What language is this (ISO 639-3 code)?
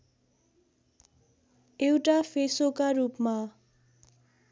nep